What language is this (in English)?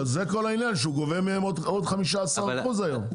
Hebrew